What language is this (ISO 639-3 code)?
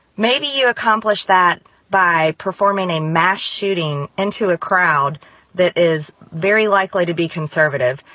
eng